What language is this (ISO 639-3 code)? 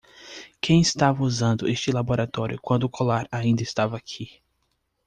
por